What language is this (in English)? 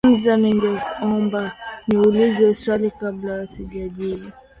Swahili